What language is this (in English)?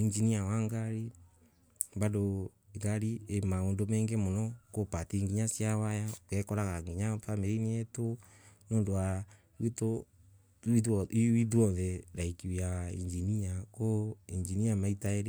Embu